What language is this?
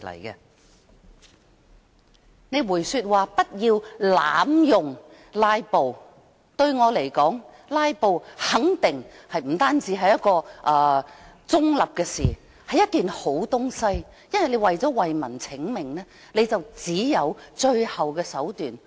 Cantonese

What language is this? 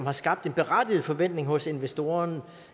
Danish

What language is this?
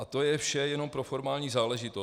Czech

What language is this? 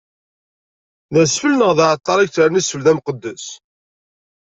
Kabyle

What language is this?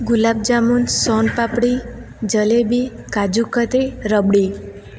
Gujarati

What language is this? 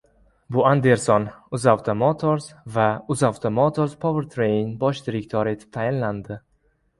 Uzbek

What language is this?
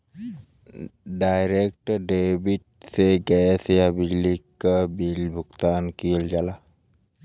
Bhojpuri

